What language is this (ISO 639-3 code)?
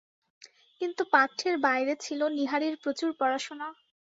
ben